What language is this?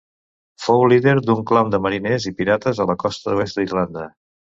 Catalan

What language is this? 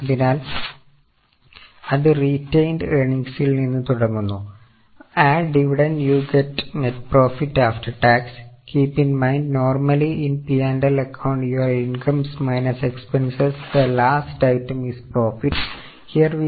Malayalam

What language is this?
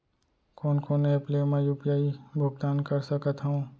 Chhattisgarhi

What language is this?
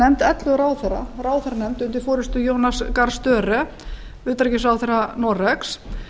Icelandic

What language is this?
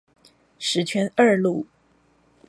Chinese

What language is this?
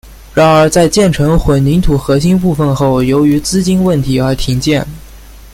Chinese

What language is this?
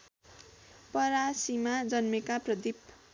Nepali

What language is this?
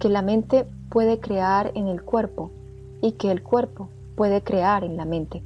Spanish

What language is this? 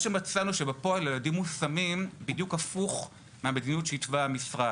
Hebrew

